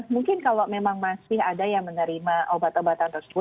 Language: Indonesian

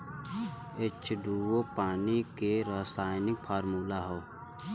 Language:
Bhojpuri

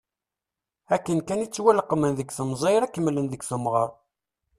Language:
Kabyle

